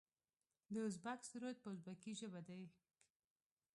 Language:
Pashto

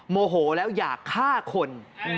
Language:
Thai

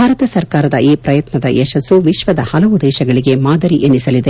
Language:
Kannada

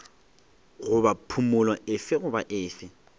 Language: Northern Sotho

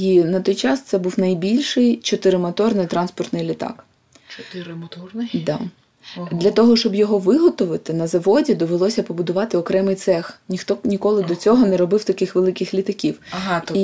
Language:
Ukrainian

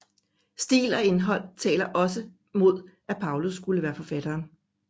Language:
Danish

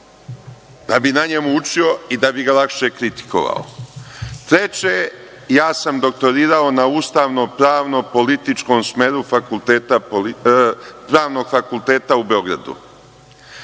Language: Serbian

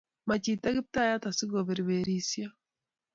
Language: Kalenjin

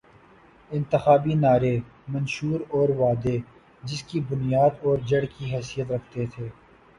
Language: Urdu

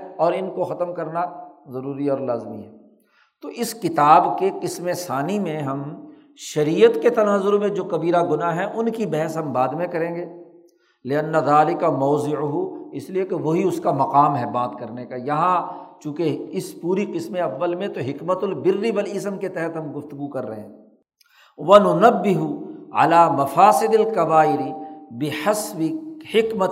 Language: Urdu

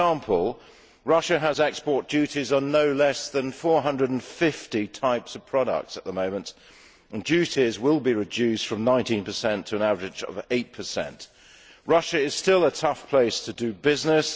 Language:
English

